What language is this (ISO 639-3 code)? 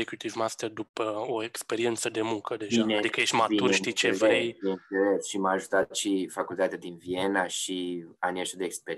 ron